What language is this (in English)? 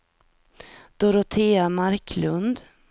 Swedish